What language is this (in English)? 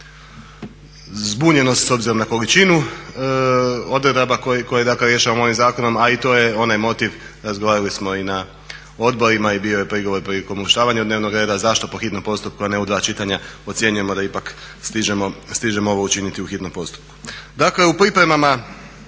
Croatian